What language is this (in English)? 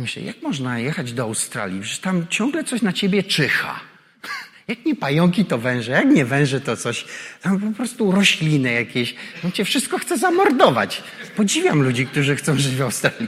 Polish